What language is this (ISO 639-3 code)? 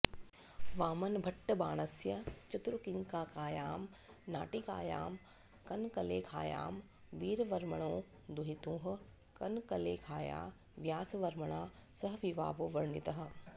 san